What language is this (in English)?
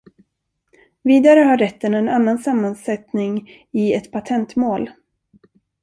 Swedish